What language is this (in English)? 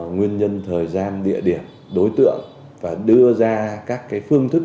Vietnamese